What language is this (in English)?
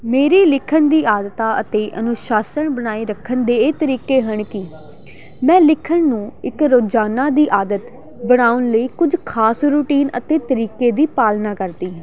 Punjabi